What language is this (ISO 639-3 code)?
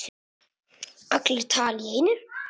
isl